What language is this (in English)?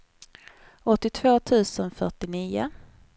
Swedish